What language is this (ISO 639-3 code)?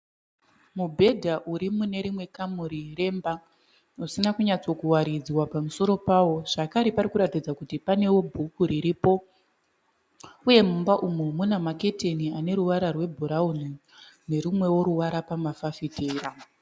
sna